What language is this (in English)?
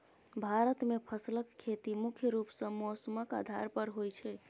Maithili